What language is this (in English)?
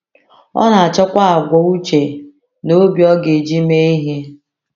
Igbo